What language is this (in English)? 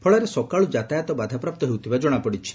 Odia